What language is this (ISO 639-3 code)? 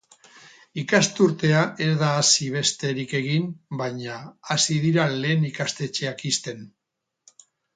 eus